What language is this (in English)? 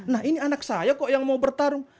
Indonesian